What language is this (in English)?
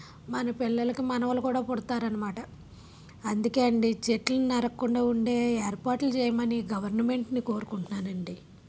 Telugu